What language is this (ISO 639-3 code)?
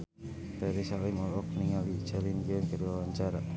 sun